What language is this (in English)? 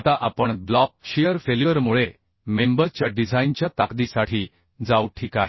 Marathi